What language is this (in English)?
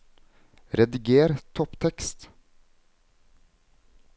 Norwegian